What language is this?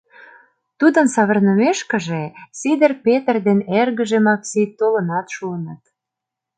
Mari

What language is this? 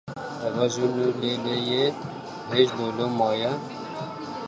Kurdish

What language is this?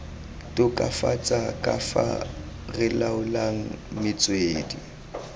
Tswana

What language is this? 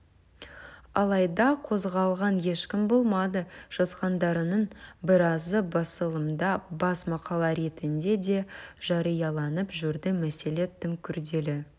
Kazakh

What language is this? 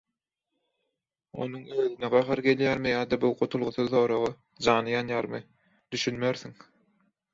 Turkmen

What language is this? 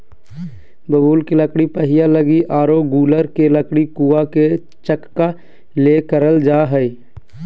Magahi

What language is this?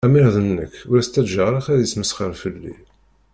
Kabyle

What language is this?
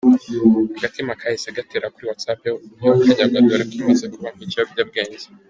Kinyarwanda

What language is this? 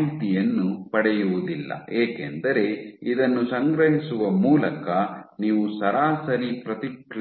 Kannada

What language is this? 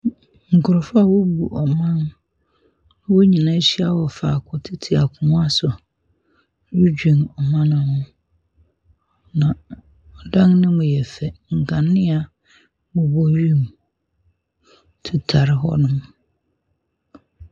Akan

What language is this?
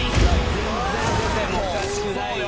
Japanese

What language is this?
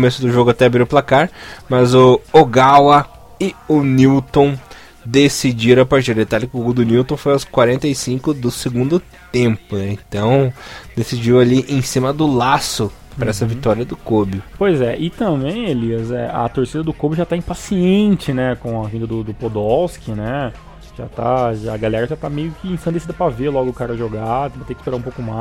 Portuguese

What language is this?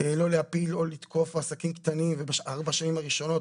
Hebrew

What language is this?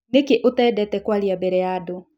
Kikuyu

